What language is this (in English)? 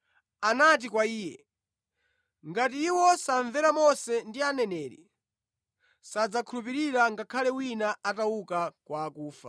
Nyanja